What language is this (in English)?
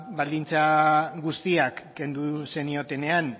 Basque